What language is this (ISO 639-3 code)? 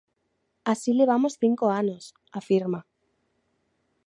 glg